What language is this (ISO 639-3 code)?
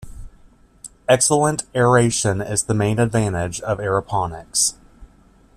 eng